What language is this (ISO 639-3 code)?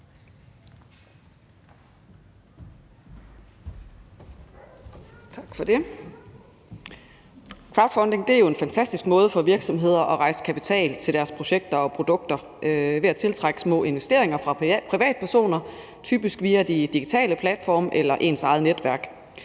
dan